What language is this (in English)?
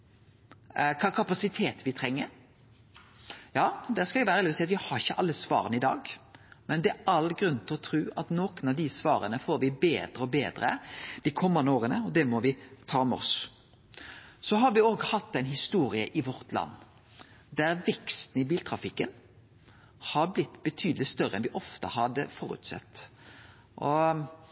Norwegian Nynorsk